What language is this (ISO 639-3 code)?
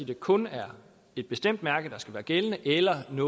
dan